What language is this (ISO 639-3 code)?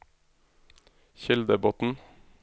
nor